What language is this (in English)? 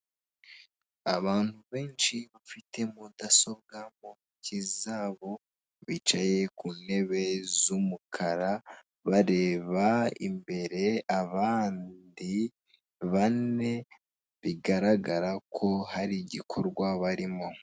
Kinyarwanda